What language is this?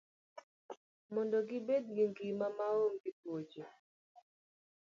Luo (Kenya and Tanzania)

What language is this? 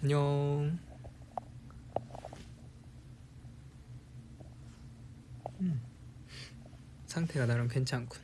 Korean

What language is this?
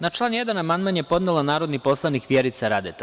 Serbian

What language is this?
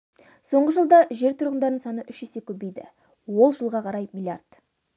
Kazakh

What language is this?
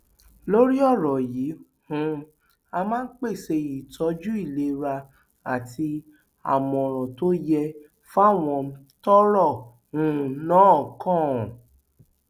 Yoruba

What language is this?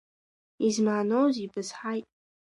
Abkhazian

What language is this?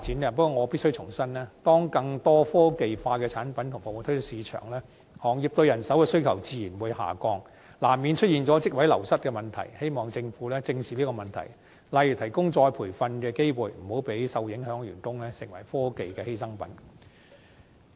Cantonese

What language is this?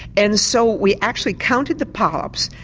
English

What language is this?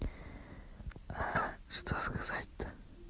Russian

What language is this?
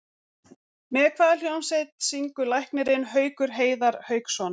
Icelandic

